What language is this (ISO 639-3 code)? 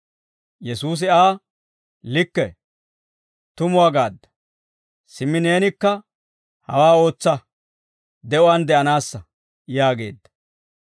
dwr